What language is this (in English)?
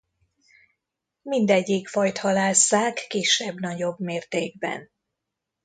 Hungarian